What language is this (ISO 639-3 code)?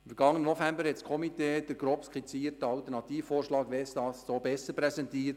gsw